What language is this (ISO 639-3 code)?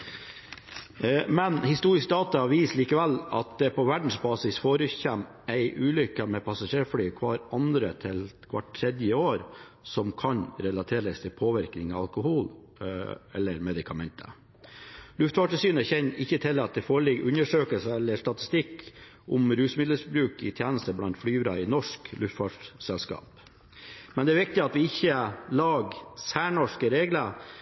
nob